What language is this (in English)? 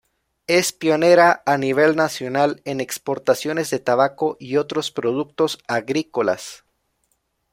Spanish